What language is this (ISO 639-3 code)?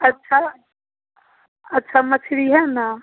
mai